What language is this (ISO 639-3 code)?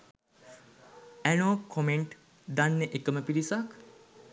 sin